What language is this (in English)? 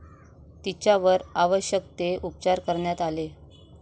Marathi